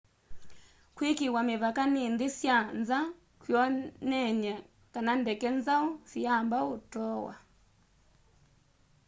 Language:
Kamba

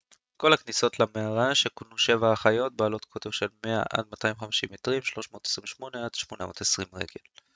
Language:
Hebrew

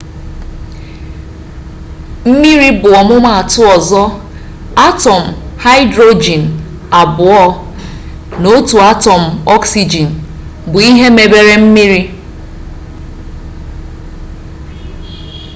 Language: Igbo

